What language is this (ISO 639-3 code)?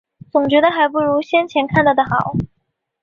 zho